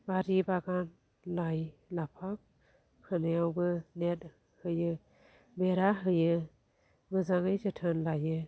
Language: Bodo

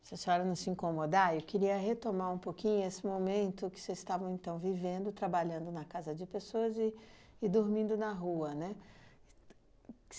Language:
Portuguese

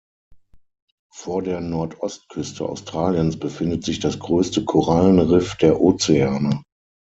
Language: German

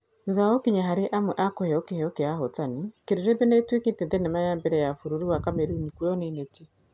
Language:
Kikuyu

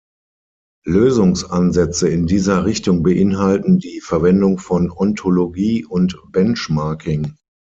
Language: German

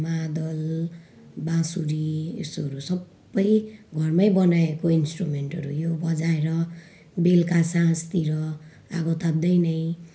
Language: Nepali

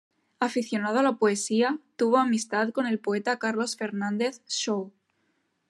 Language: Spanish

